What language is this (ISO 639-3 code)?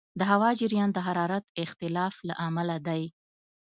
pus